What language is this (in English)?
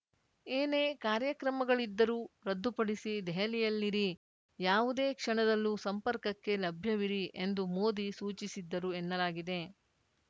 Kannada